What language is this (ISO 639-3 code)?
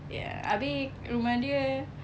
eng